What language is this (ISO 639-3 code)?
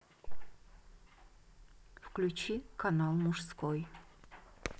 rus